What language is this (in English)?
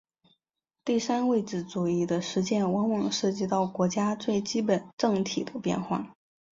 Chinese